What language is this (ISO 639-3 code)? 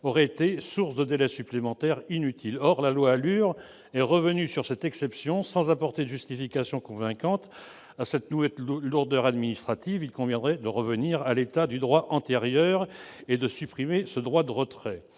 fra